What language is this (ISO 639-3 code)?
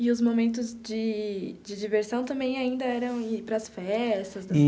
por